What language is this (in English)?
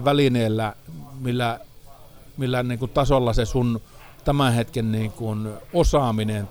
Finnish